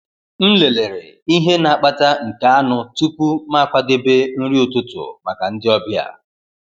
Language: Igbo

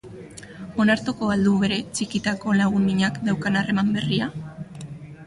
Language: Basque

